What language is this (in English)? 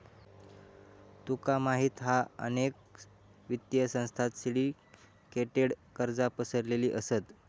Marathi